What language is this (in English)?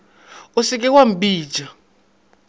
Northern Sotho